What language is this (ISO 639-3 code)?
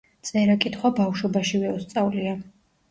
kat